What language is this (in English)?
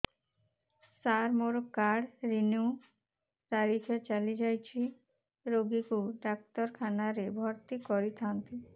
Odia